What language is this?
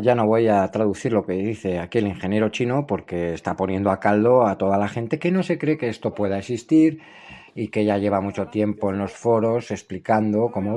Spanish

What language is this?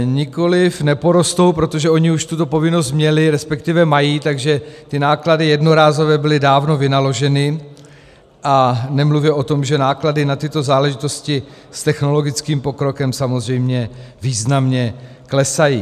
Czech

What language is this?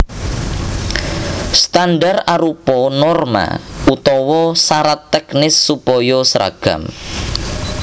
Javanese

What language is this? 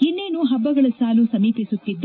Kannada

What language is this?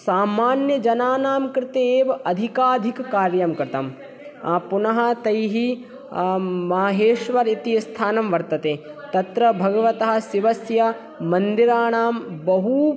Sanskrit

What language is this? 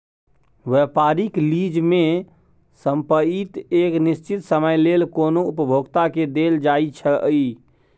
Maithili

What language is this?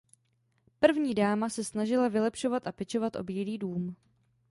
Czech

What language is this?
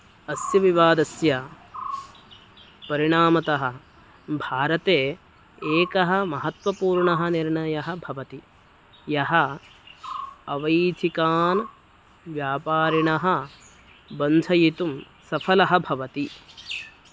Sanskrit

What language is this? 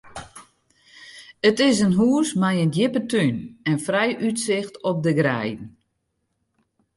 Western Frisian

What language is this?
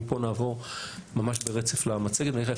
Hebrew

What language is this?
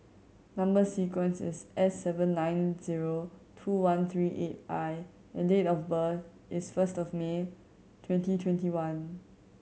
English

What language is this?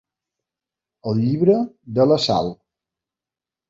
Catalan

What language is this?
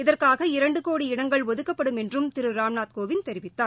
Tamil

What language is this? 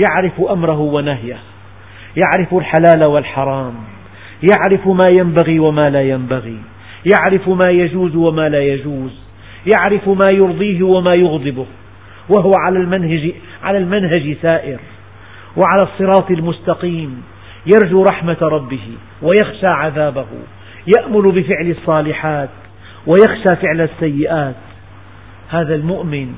Arabic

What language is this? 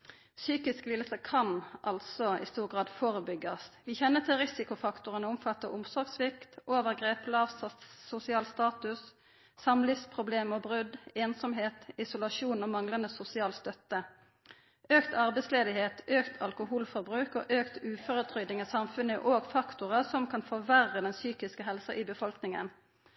Norwegian Nynorsk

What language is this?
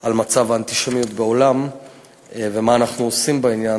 Hebrew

